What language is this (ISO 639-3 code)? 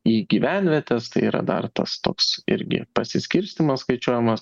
lit